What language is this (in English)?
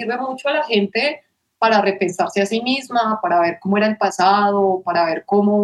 Spanish